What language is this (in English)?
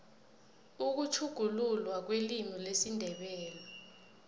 South Ndebele